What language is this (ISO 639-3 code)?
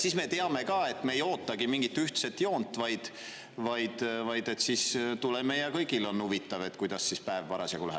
est